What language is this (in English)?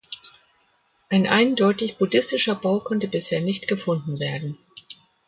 German